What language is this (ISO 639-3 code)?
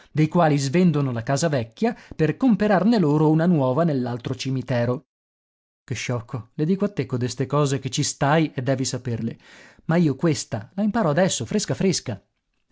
ita